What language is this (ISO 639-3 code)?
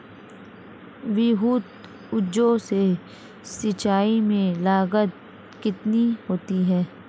hin